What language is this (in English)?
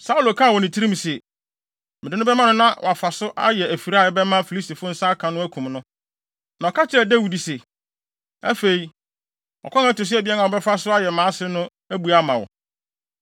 Akan